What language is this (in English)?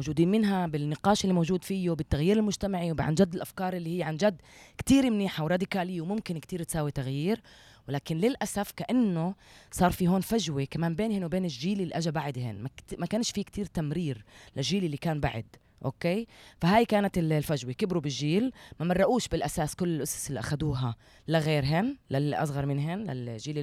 Arabic